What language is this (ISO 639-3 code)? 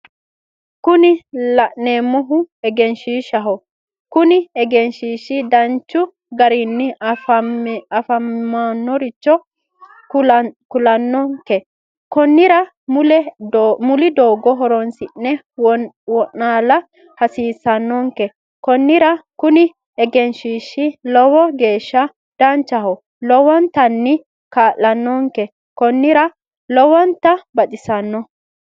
sid